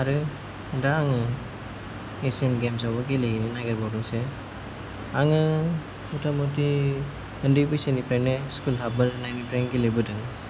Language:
Bodo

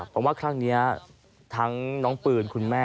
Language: Thai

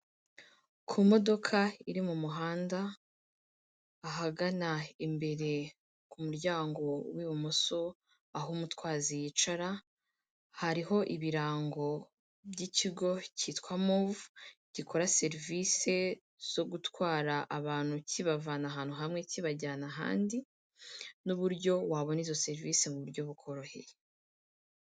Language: Kinyarwanda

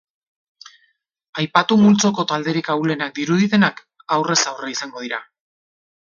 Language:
Basque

